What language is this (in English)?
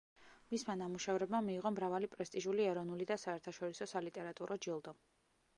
Georgian